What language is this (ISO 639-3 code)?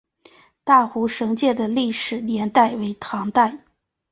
zho